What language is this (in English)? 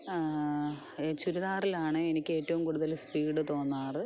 Malayalam